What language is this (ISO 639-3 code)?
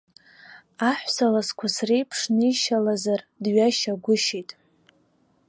abk